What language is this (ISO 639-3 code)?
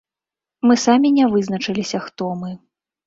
bel